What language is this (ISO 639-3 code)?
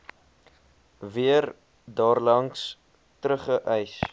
afr